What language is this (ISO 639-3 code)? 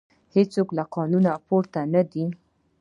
pus